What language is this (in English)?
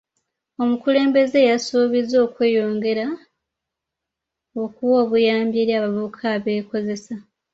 Ganda